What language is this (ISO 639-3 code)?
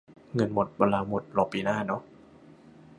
tha